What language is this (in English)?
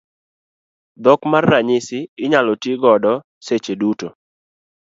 Luo (Kenya and Tanzania)